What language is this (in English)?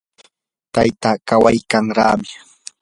Yanahuanca Pasco Quechua